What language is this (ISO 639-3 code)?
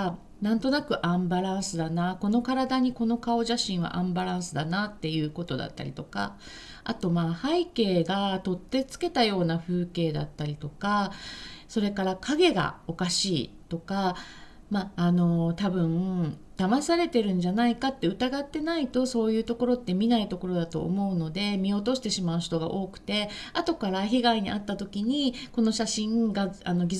jpn